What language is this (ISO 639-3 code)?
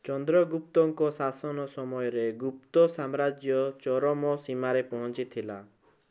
ori